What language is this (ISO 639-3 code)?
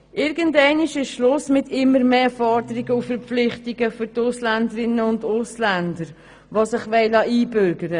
gsw